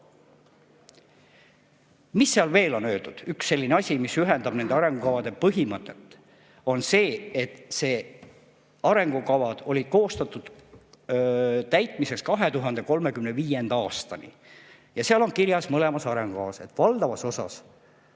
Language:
Estonian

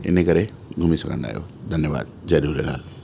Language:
Sindhi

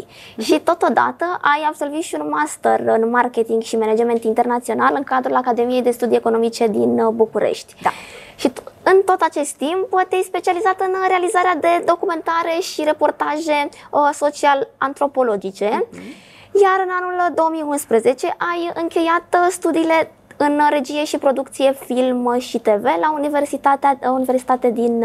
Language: Romanian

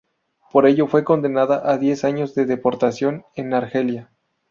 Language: Spanish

